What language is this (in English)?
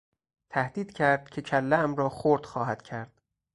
Persian